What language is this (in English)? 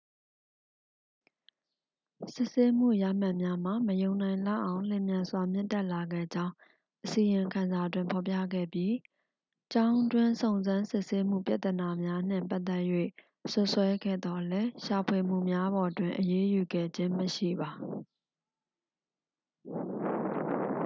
Burmese